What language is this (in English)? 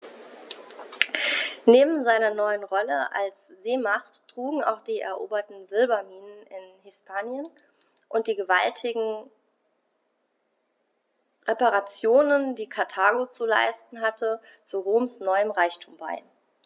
German